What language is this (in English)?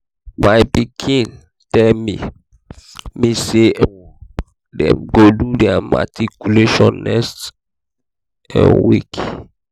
Nigerian Pidgin